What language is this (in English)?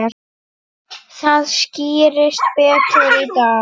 Icelandic